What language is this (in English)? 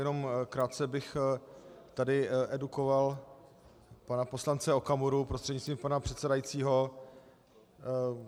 Czech